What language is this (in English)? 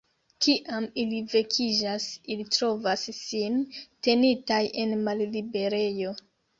Esperanto